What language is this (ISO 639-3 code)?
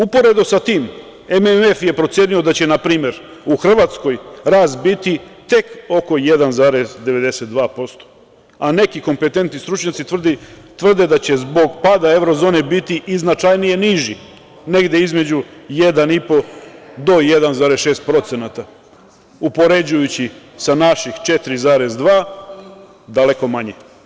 srp